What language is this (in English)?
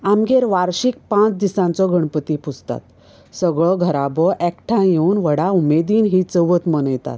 Konkani